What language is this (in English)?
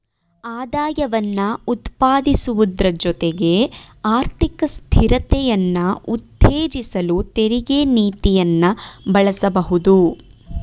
Kannada